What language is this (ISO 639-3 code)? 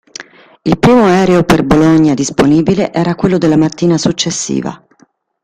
ita